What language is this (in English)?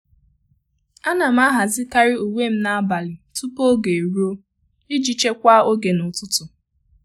Igbo